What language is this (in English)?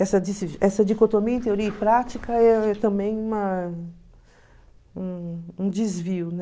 Portuguese